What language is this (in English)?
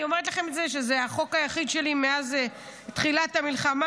Hebrew